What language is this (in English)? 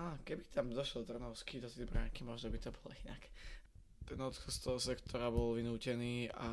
Slovak